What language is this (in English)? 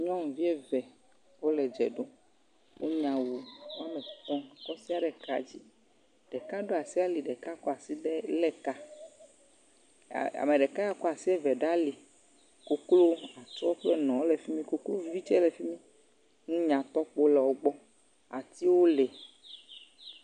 Ewe